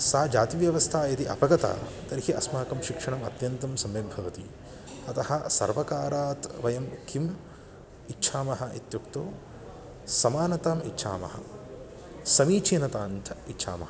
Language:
Sanskrit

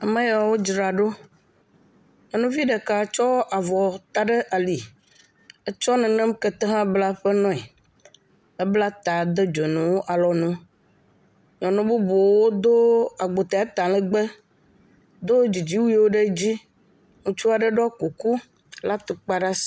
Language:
Ewe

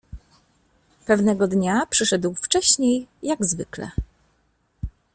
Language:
Polish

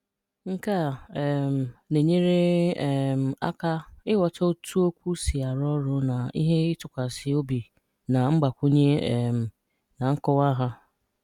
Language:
Igbo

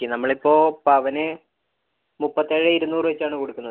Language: Malayalam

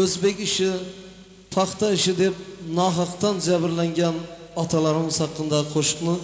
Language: Turkish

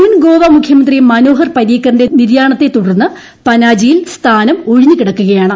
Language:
Malayalam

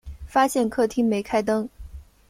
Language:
Chinese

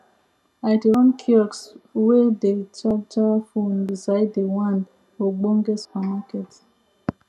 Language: Nigerian Pidgin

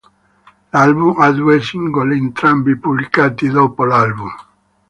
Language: Italian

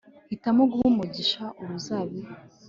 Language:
Kinyarwanda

